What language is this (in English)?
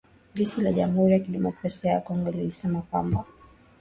Swahili